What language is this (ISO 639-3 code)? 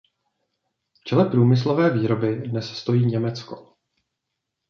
ces